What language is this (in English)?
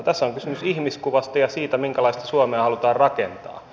Finnish